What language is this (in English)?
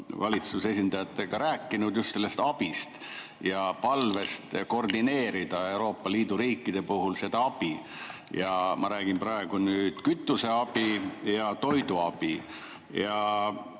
Estonian